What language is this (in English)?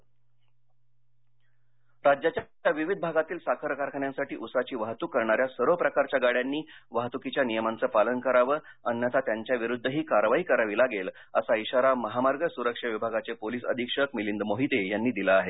Marathi